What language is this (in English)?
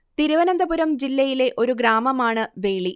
Malayalam